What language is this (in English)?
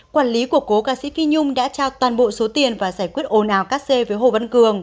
Vietnamese